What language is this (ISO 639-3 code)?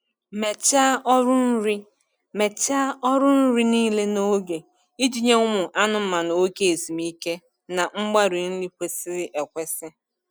ibo